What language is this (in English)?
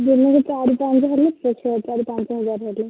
Odia